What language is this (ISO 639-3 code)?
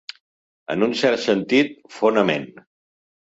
cat